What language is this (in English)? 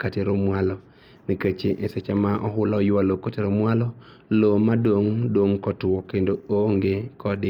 Luo (Kenya and Tanzania)